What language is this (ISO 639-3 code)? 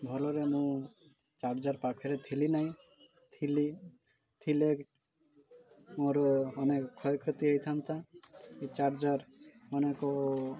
ori